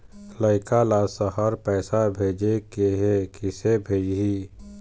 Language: Chhattisgarhi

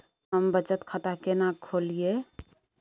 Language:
Maithili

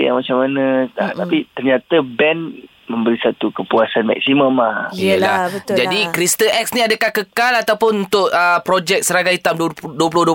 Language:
Malay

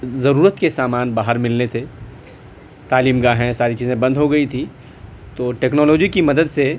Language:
Urdu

